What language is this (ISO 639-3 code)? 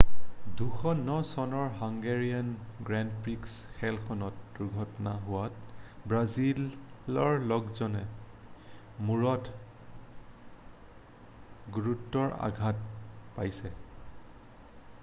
asm